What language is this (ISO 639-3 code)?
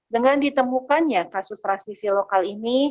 ind